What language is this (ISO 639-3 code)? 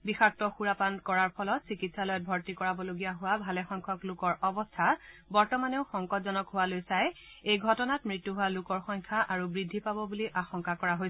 asm